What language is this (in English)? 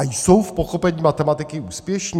Czech